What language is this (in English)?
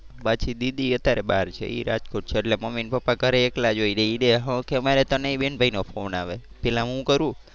Gujarati